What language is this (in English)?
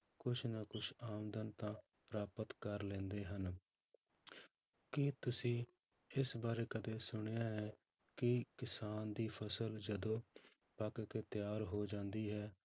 Punjabi